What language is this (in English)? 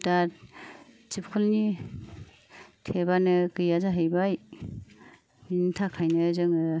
Bodo